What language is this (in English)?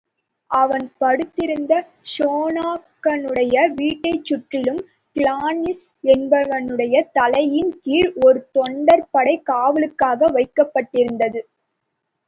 Tamil